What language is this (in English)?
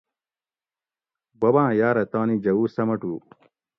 Gawri